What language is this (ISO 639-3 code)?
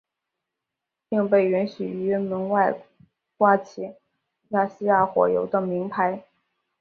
zho